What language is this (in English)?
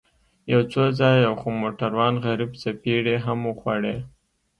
Pashto